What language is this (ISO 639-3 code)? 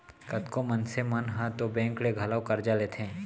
hne